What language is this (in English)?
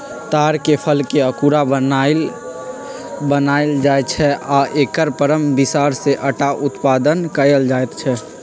Magahi